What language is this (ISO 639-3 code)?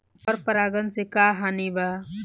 bho